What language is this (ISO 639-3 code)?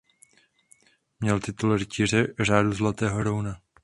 ces